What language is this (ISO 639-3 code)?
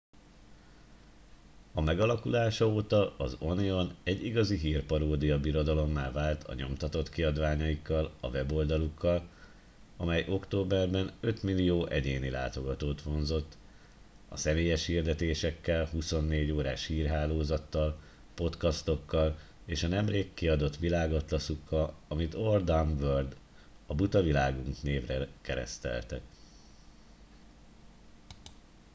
hun